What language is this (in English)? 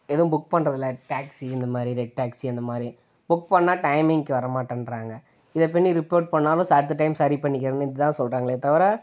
Tamil